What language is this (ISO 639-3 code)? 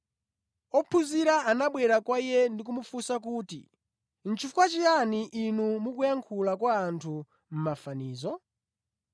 nya